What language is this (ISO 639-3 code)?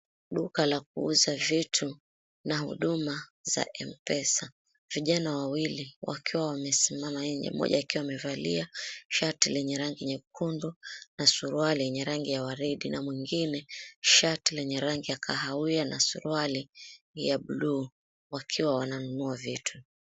swa